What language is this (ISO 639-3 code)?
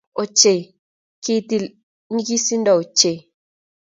kln